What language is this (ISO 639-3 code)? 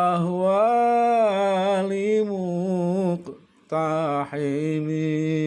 ind